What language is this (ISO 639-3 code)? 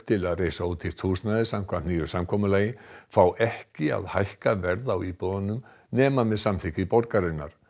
isl